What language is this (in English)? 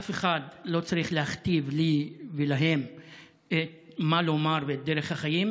Hebrew